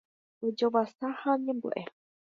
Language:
Guarani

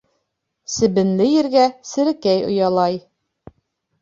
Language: Bashkir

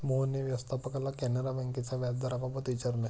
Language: Marathi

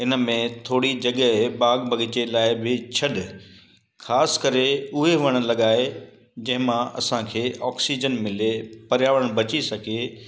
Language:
Sindhi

